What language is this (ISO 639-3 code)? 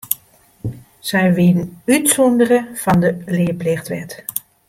fry